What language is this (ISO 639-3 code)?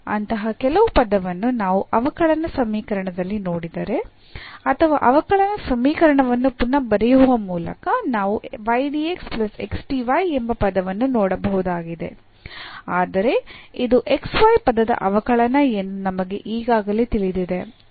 kan